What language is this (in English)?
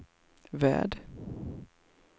Swedish